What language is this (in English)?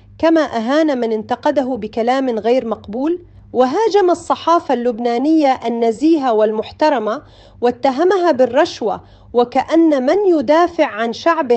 Arabic